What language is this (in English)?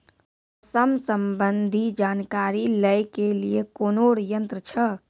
Maithili